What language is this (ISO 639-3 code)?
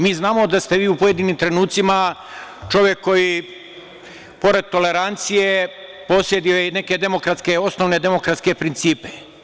srp